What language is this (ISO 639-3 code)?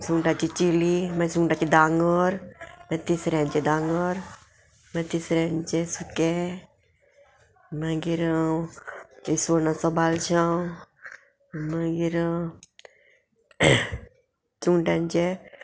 kok